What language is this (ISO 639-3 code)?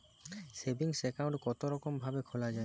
ben